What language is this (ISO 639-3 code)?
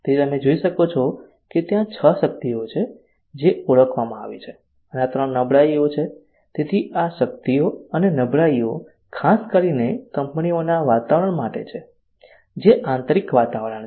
guj